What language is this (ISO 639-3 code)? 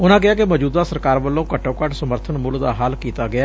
pan